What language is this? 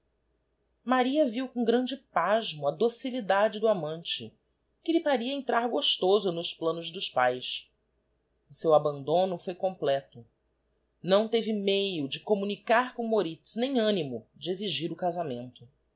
Portuguese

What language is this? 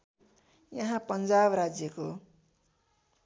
Nepali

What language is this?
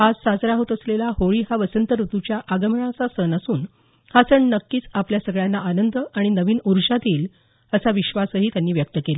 Marathi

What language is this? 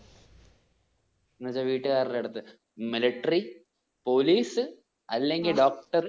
Malayalam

